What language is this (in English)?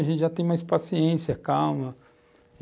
Portuguese